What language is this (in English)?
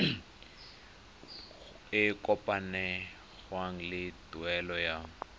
Tswana